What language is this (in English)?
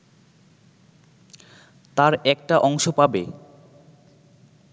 Bangla